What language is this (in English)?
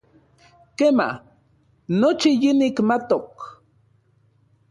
Central Puebla Nahuatl